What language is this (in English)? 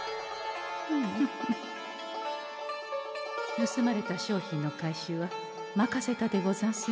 Japanese